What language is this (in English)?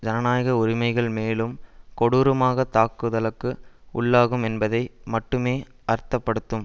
Tamil